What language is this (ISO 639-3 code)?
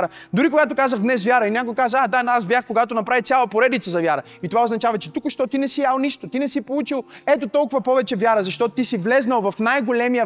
bul